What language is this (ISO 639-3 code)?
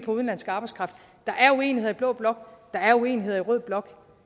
dan